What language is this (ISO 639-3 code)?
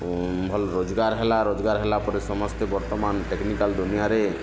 ori